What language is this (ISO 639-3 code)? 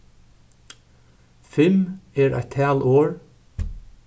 fao